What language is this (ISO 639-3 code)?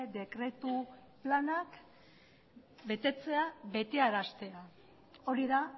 eus